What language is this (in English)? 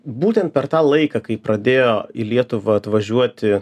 Lithuanian